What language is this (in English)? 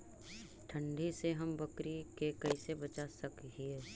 Magahi